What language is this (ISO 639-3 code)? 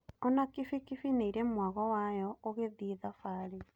kik